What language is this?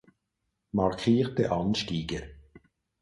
German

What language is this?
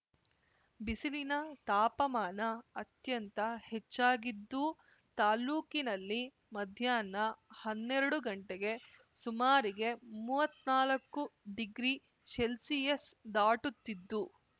Kannada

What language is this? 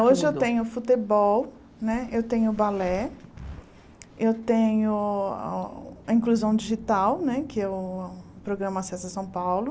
Portuguese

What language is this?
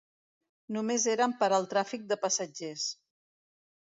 Catalan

